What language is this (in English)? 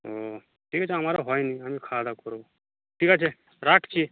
Bangla